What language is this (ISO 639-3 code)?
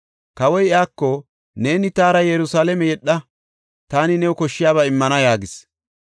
gof